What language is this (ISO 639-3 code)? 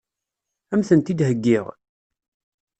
kab